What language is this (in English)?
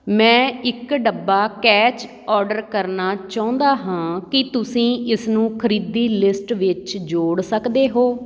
Punjabi